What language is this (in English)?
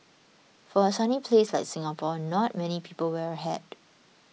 English